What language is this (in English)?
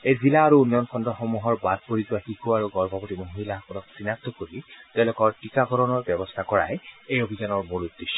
Assamese